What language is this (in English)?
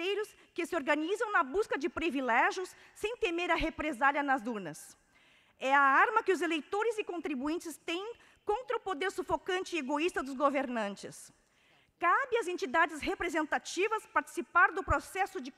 Portuguese